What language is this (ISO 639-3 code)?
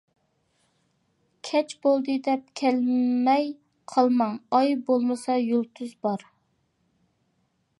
uig